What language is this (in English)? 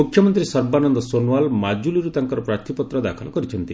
Odia